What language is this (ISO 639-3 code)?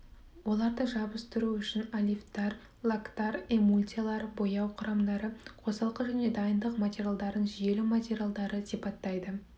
kaz